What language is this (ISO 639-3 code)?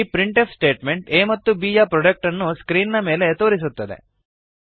kan